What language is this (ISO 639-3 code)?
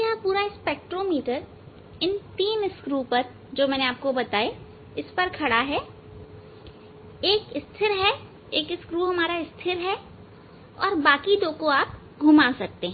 hin